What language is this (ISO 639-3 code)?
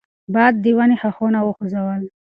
pus